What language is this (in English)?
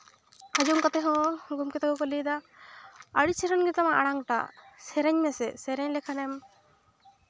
Santali